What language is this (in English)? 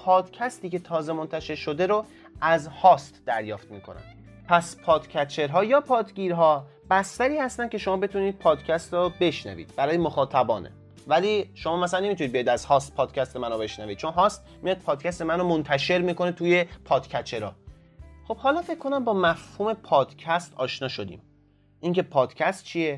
Persian